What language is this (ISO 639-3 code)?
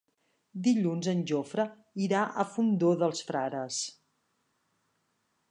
cat